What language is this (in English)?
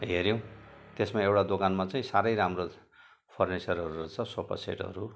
Nepali